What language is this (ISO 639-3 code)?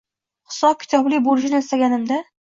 uzb